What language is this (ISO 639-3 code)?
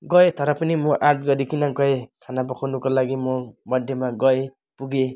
nep